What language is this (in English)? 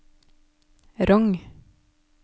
Norwegian